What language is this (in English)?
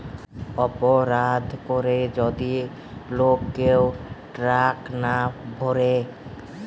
Bangla